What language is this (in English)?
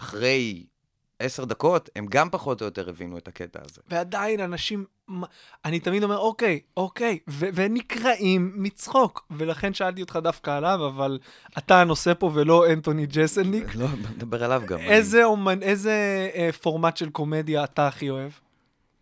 Hebrew